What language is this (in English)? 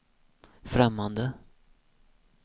Swedish